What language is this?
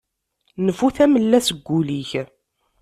Kabyle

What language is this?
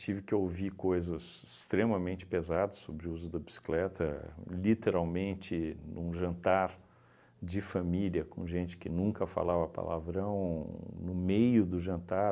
Portuguese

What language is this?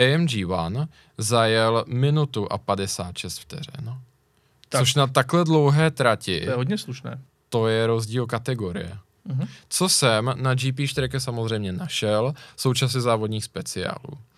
Czech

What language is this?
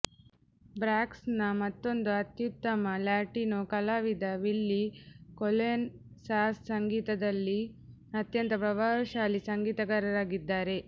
Kannada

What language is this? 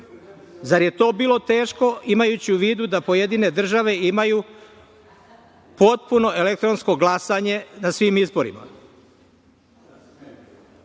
Serbian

